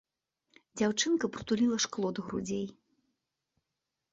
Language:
Belarusian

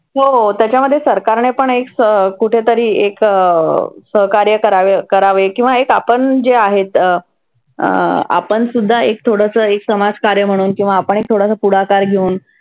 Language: Marathi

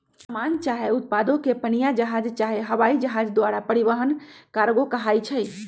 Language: Magahi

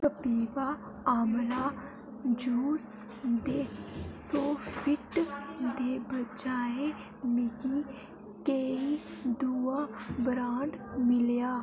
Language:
Dogri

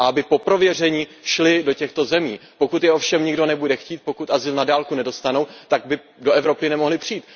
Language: Czech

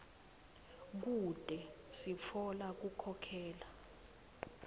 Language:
Swati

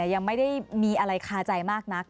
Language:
Thai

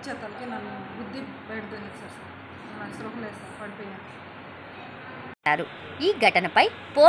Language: Romanian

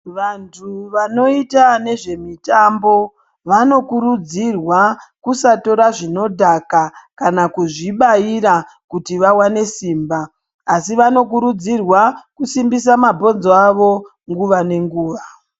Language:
Ndau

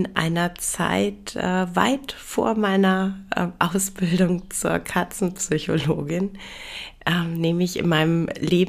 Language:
German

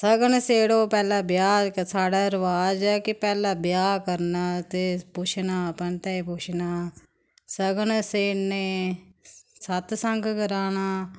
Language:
Dogri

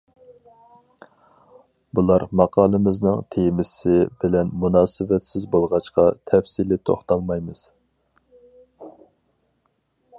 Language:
Uyghur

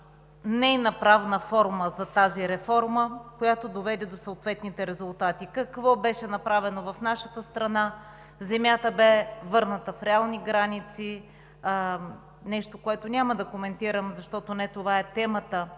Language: Bulgarian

